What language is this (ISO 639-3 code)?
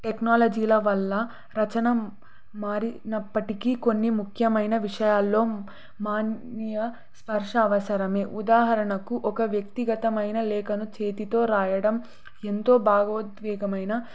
tel